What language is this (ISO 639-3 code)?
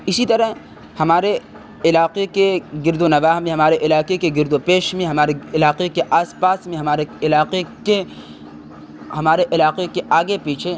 urd